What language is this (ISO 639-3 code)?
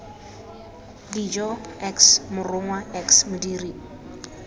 tsn